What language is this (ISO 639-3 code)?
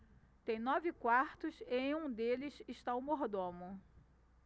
por